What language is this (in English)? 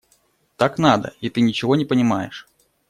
Russian